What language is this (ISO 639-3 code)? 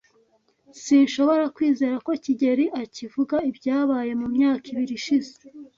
kin